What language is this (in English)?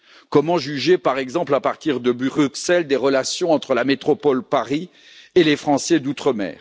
French